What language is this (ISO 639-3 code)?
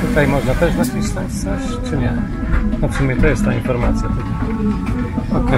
pol